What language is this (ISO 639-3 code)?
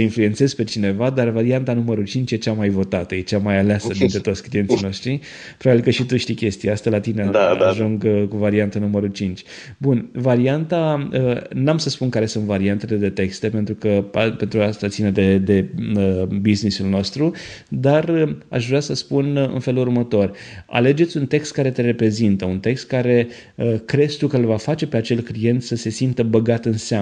ron